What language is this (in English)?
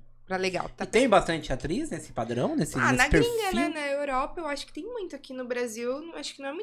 Portuguese